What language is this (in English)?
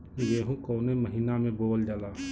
Bhojpuri